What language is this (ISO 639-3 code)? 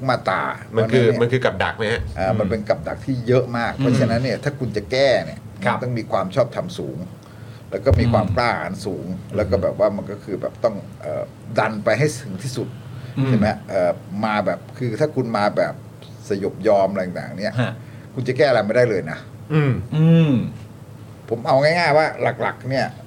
tha